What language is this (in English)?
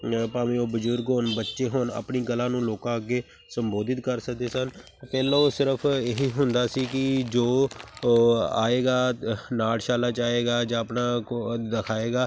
Punjabi